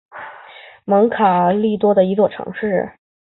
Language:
Chinese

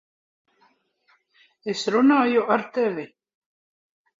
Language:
Latvian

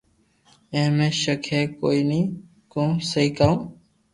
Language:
Loarki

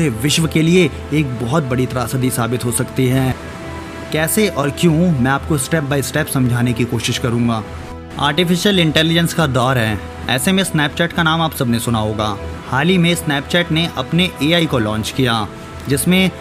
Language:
Hindi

